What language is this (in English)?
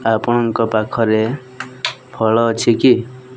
Odia